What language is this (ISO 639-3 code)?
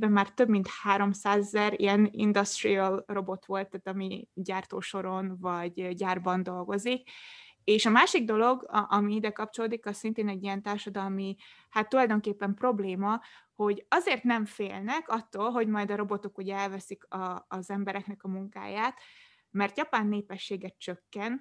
hun